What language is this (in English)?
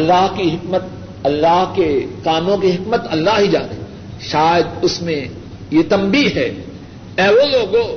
Urdu